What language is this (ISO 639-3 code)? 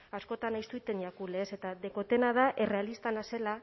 eus